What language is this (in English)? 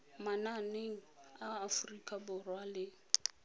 Tswana